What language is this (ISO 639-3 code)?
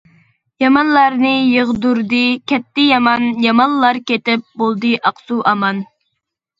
uig